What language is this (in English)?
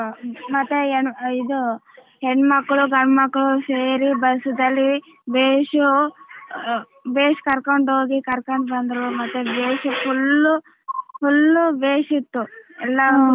Kannada